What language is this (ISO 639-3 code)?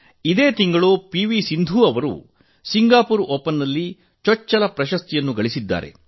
kan